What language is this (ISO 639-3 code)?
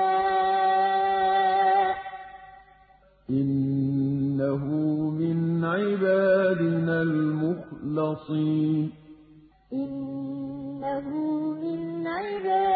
ara